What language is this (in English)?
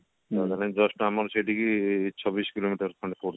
Odia